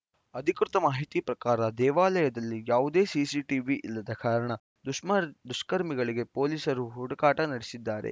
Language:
Kannada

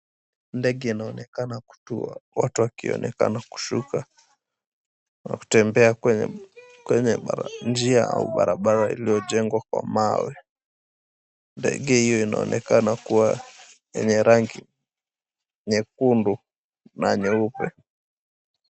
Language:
Swahili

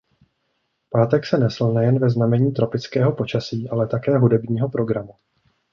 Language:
Czech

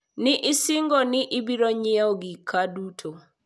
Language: Luo (Kenya and Tanzania)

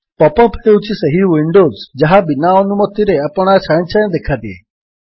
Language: Odia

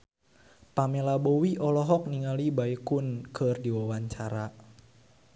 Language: Sundanese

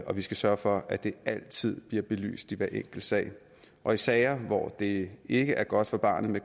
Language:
Danish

